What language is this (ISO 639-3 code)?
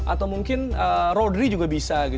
ind